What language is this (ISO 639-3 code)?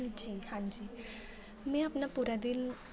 doi